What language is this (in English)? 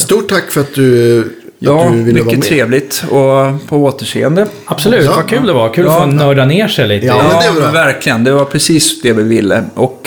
Swedish